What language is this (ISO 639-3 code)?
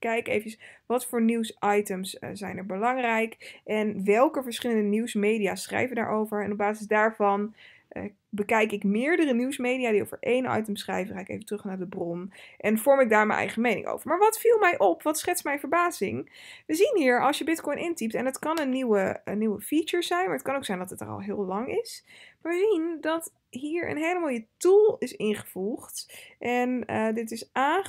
nld